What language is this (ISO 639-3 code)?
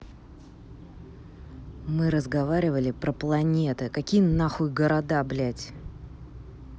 rus